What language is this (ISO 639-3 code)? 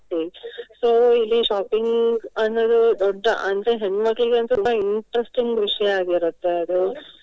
kan